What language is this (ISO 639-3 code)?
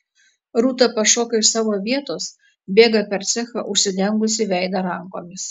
lit